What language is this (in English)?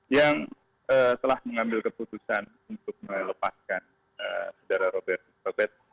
Indonesian